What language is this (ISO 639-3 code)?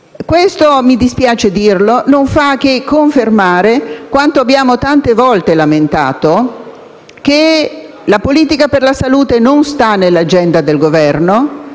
ita